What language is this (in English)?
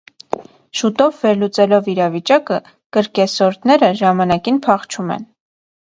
Armenian